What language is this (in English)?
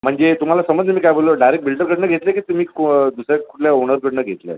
Marathi